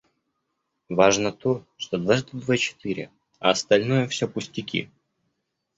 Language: Russian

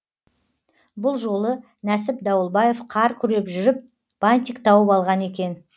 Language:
Kazakh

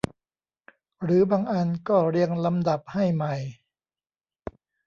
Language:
Thai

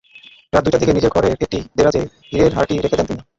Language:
Bangla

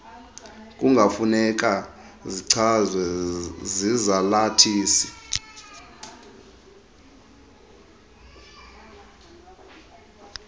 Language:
Xhosa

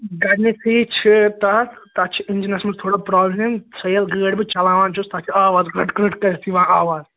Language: Kashmiri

